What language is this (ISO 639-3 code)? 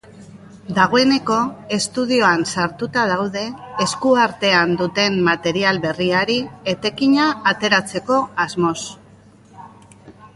eus